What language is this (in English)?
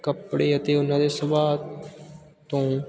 Punjabi